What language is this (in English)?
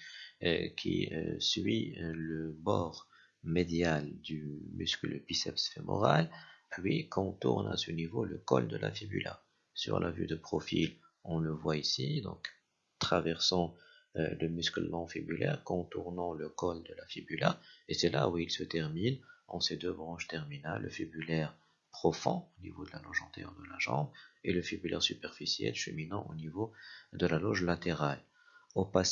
French